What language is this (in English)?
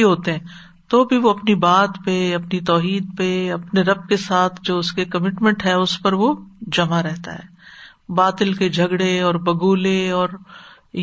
Urdu